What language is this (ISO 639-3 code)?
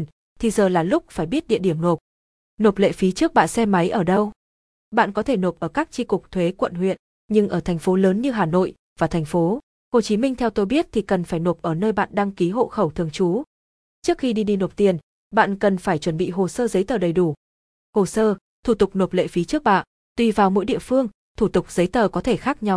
vie